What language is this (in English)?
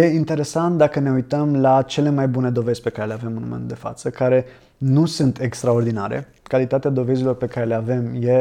Romanian